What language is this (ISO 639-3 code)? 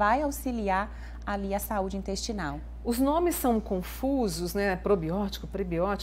por